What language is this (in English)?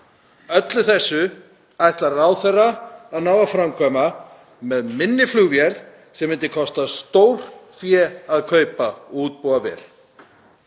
Icelandic